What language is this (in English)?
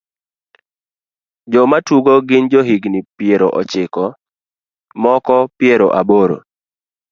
Luo (Kenya and Tanzania)